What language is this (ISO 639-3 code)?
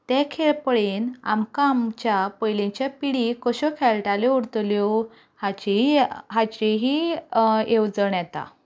kok